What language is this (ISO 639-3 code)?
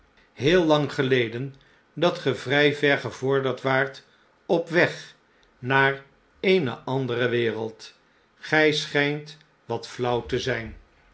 nld